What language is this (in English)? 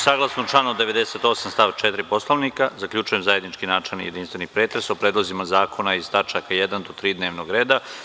Serbian